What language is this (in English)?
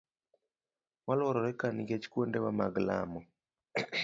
Luo (Kenya and Tanzania)